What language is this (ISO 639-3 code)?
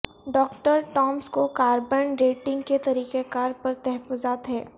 urd